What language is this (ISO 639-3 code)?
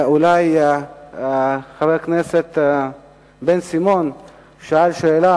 heb